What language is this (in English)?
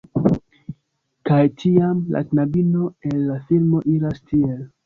Esperanto